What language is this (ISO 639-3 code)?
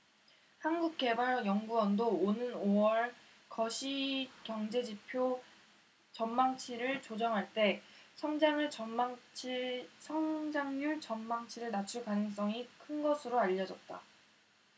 kor